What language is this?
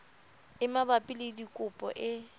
Southern Sotho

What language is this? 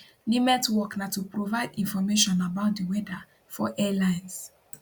Nigerian Pidgin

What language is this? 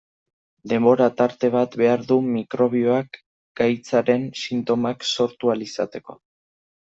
Basque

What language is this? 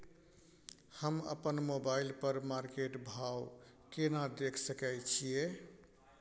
Maithili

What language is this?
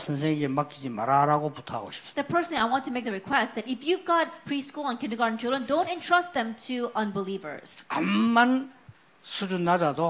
Korean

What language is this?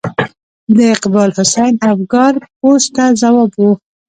Pashto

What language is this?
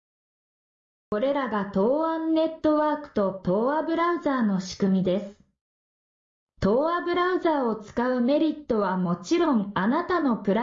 Japanese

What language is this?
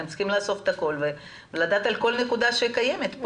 Hebrew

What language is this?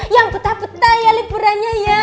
Indonesian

